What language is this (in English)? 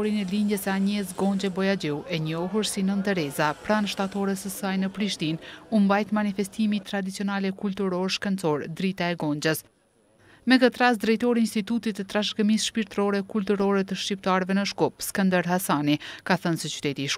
Romanian